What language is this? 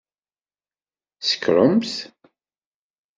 Kabyle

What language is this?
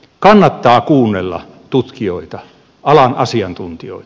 Finnish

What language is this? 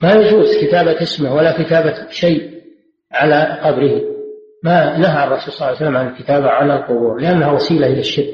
Arabic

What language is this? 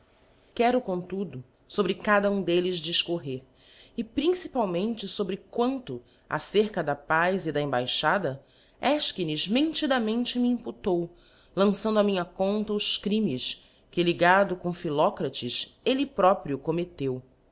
Portuguese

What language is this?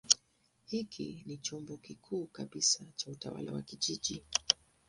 Swahili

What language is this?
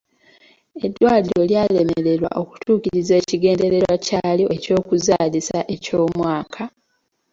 Ganda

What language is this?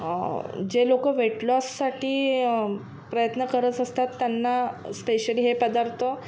Marathi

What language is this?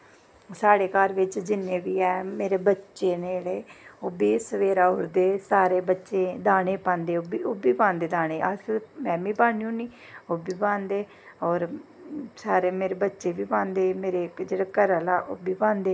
Dogri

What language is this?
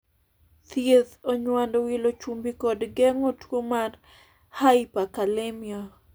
Luo (Kenya and Tanzania)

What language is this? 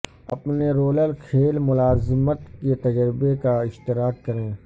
Urdu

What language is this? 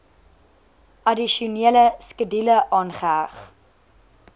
Afrikaans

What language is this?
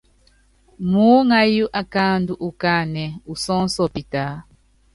Yangben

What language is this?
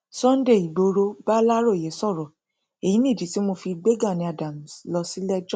Yoruba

